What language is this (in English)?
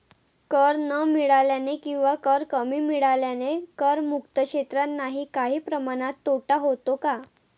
Marathi